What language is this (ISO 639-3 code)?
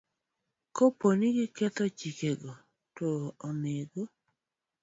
luo